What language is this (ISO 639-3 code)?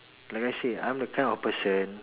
eng